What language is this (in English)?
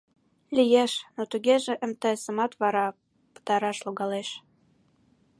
Mari